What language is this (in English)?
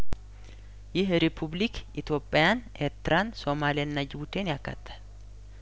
Amharic